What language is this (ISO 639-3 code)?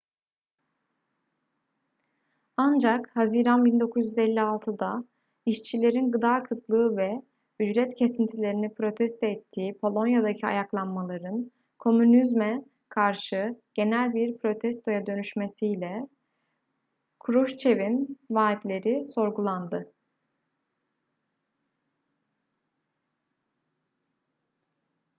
tur